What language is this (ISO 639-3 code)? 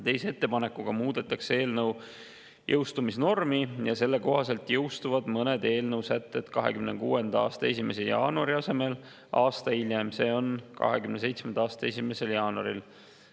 est